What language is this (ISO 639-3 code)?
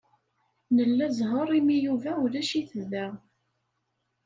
kab